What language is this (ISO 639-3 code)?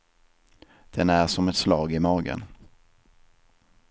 swe